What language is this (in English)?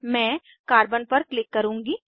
Hindi